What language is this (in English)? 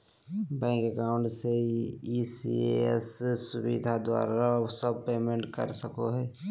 Magahi